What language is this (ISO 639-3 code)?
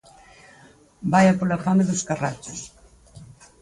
glg